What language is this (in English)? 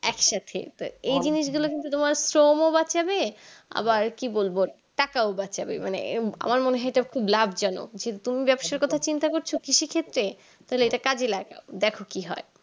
Bangla